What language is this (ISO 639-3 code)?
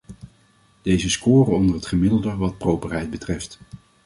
nld